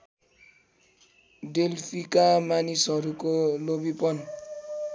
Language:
Nepali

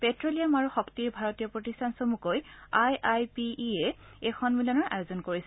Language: Assamese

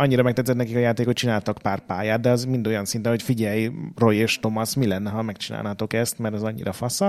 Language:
Hungarian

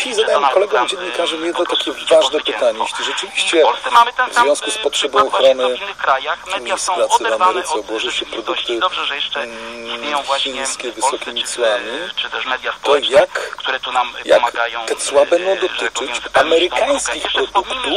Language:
Polish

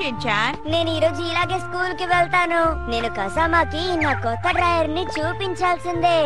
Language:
Telugu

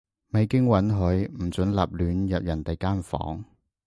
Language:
Cantonese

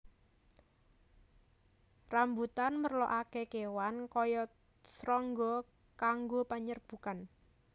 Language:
Javanese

